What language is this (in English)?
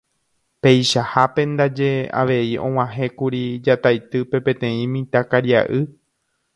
Guarani